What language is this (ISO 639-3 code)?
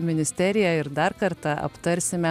lit